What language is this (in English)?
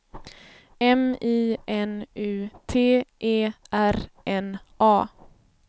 Swedish